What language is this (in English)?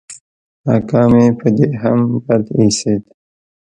Pashto